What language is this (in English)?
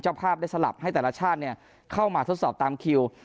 Thai